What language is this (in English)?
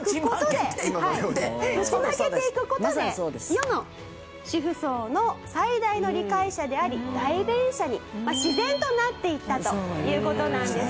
Japanese